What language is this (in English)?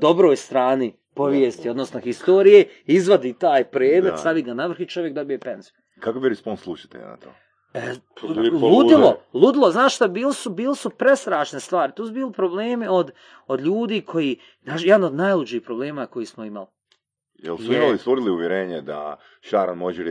Croatian